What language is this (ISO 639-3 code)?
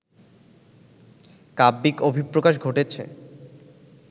ben